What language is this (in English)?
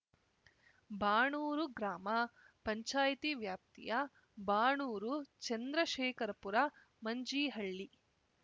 Kannada